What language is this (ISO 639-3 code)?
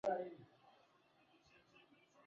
swa